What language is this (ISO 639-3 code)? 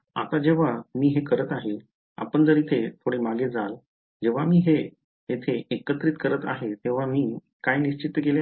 mar